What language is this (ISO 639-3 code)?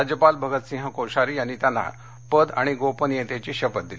mar